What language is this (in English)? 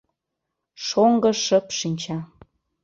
Mari